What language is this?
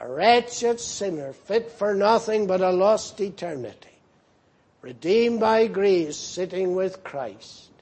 English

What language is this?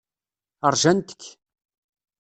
Kabyle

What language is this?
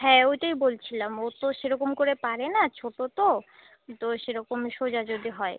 Bangla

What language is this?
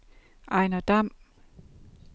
Danish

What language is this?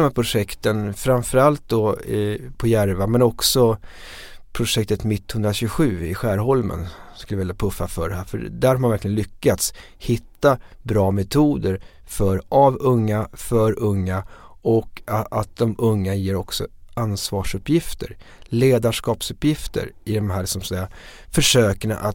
Swedish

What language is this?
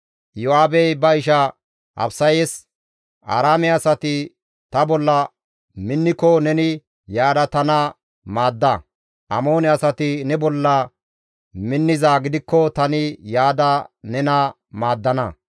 Gamo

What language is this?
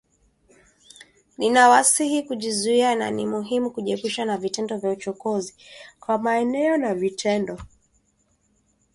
Swahili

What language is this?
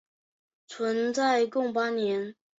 Chinese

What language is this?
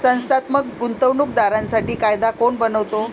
Marathi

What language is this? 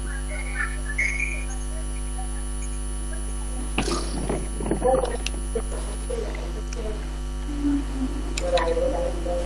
Vietnamese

